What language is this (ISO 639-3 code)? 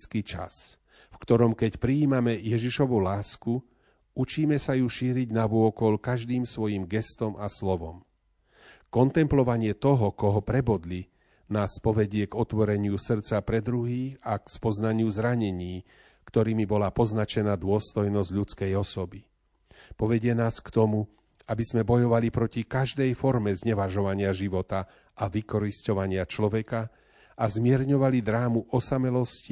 slk